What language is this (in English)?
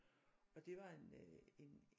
Danish